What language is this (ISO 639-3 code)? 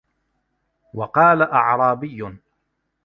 ara